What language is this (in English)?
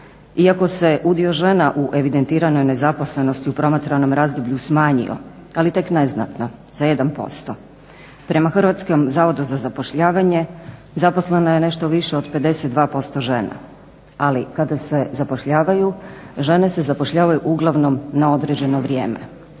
Croatian